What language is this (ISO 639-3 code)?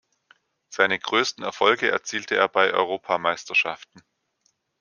deu